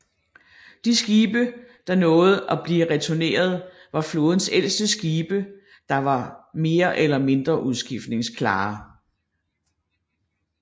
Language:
Danish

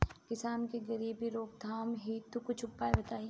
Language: Bhojpuri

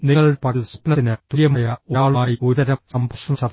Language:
Malayalam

